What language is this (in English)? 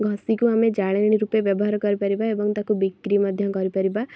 Odia